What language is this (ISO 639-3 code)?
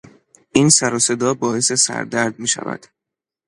fas